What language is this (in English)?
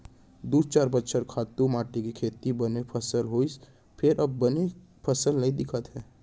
Chhattisgarhi